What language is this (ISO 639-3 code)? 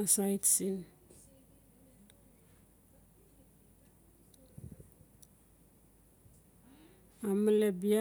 ncf